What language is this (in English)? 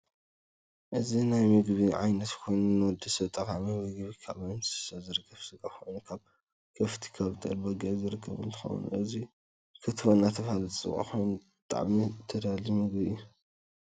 Tigrinya